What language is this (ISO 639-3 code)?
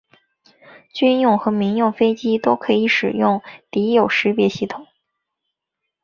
zho